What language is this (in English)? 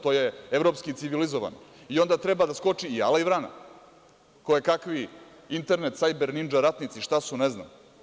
Serbian